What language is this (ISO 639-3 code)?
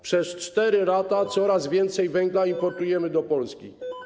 pol